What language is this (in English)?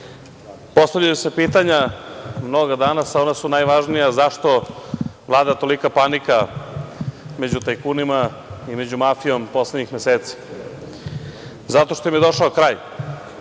Serbian